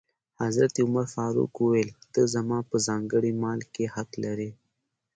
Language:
Pashto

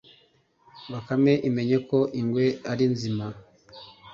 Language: Kinyarwanda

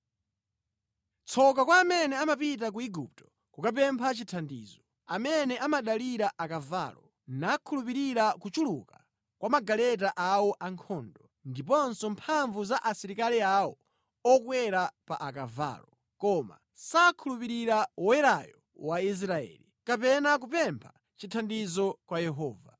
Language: Nyanja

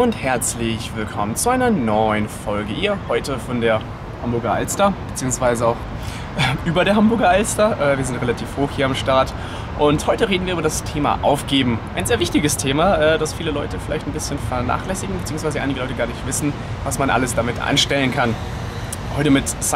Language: German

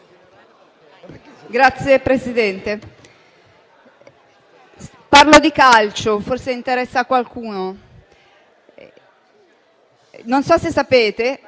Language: Italian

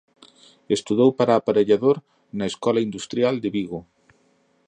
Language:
Galician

